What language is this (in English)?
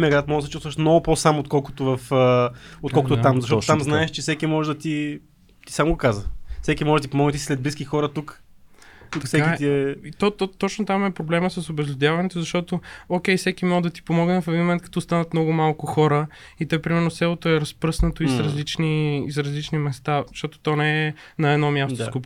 Bulgarian